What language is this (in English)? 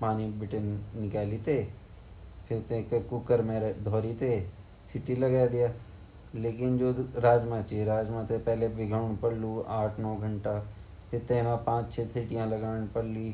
Garhwali